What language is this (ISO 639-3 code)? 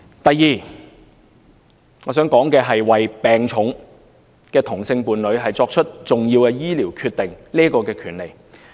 yue